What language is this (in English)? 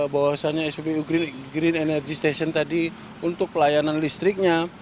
Indonesian